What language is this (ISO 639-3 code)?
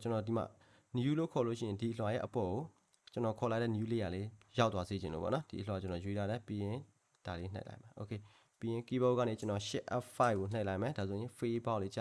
kor